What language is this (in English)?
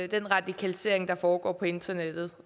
Danish